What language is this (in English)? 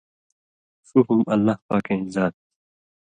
Indus Kohistani